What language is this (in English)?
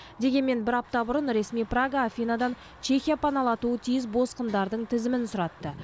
Kazakh